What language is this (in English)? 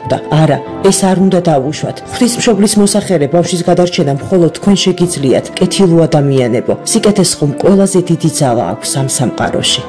Romanian